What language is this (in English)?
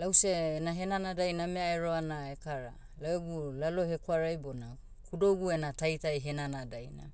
Motu